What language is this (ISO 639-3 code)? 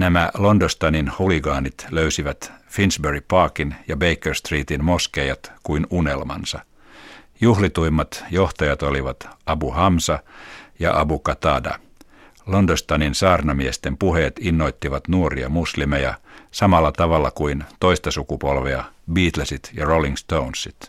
fin